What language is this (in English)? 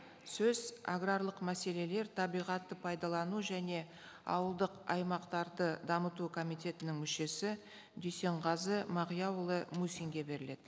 Kazakh